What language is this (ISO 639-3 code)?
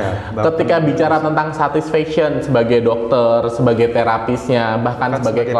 ind